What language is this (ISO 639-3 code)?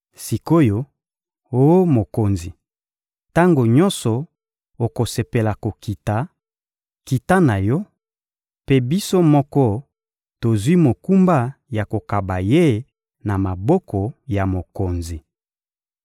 lin